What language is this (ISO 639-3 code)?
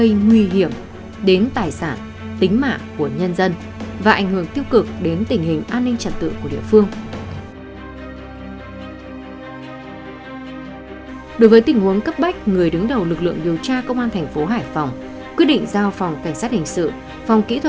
vie